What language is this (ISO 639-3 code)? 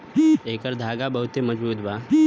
bho